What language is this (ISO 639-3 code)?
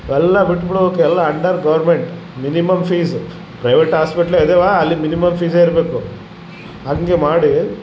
kan